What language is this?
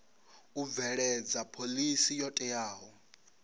Venda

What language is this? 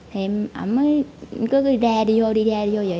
Vietnamese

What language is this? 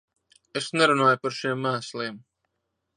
Latvian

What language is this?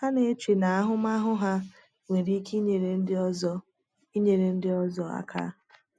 Igbo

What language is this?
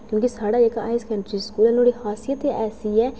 Dogri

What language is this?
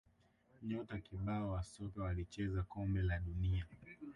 Swahili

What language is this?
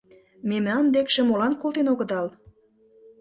Mari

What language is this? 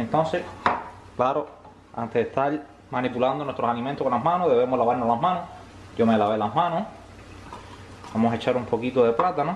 Spanish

